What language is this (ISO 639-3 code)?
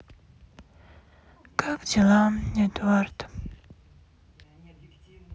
rus